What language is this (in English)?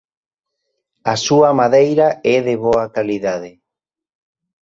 Galician